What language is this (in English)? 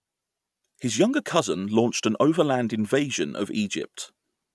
English